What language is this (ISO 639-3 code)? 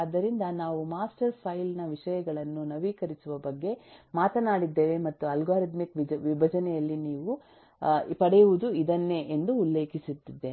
kan